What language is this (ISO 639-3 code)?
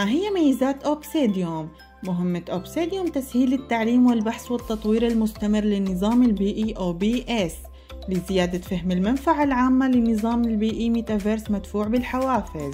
ara